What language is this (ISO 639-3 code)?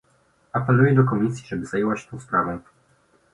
pol